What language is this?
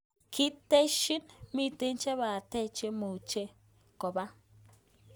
Kalenjin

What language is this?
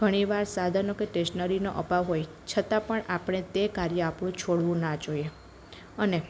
Gujarati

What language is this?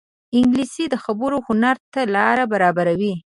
Pashto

